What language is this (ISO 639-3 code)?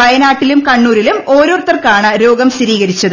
mal